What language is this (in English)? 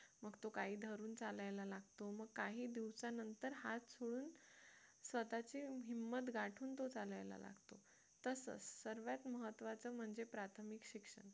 Marathi